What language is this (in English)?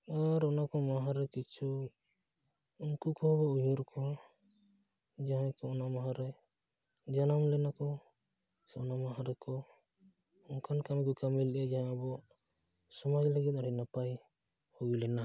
Santali